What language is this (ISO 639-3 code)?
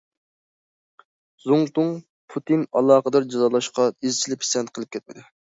uig